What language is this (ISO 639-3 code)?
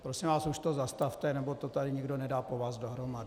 ces